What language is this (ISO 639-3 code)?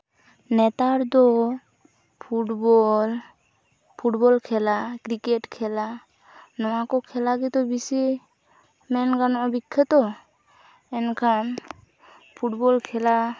sat